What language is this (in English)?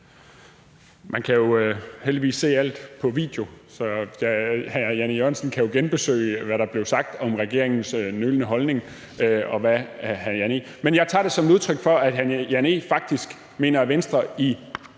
Danish